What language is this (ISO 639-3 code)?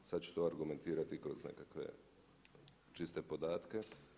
hrv